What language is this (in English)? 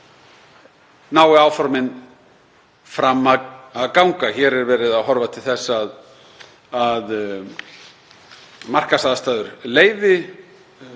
Icelandic